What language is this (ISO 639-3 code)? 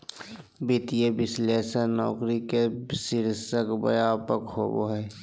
mag